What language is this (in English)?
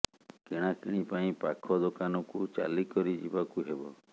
Odia